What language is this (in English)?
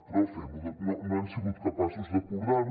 Catalan